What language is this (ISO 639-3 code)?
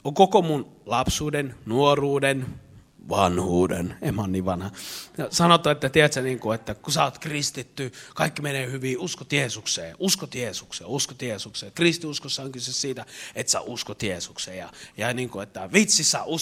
fin